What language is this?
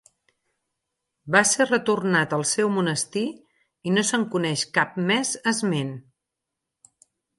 Catalan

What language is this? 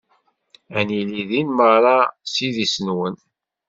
Kabyle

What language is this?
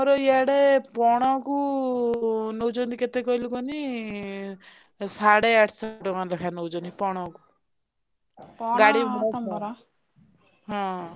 Odia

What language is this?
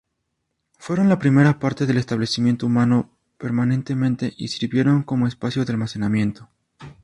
Spanish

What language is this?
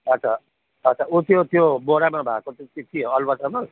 Nepali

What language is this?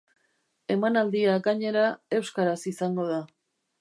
Basque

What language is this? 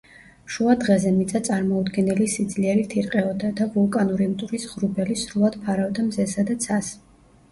Georgian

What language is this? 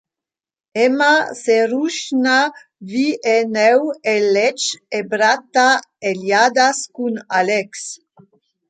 Romansh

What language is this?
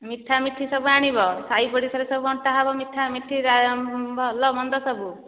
Odia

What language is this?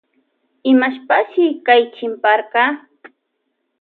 Loja Highland Quichua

